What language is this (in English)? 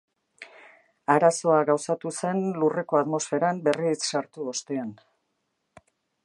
Basque